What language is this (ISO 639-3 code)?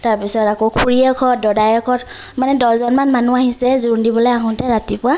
asm